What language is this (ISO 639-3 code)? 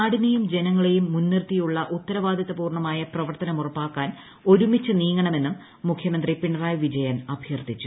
mal